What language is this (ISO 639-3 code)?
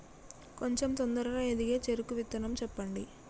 tel